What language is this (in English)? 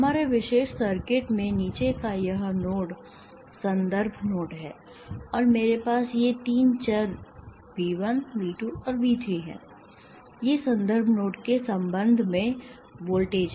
Hindi